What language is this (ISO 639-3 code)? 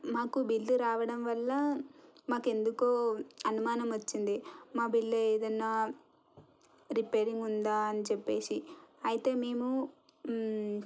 tel